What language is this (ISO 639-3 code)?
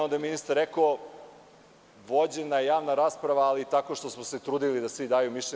srp